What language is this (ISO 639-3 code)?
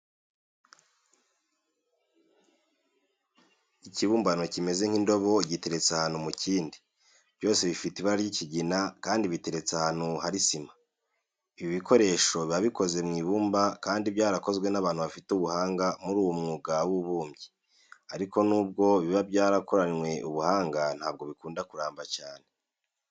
kin